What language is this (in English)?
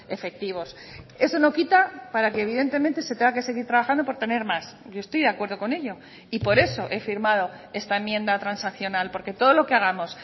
Spanish